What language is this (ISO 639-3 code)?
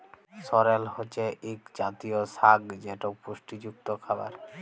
ben